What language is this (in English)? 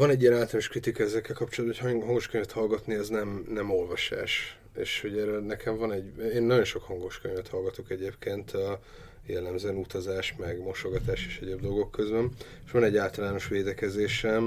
Hungarian